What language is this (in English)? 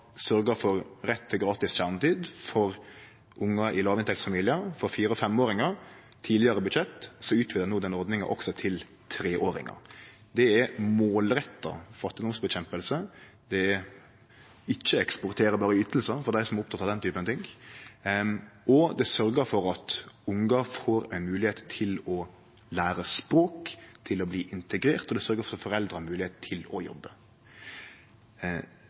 Norwegian Nynorsk